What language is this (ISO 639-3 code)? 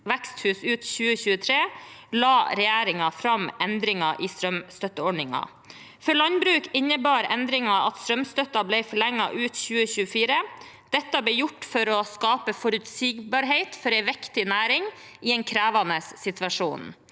nor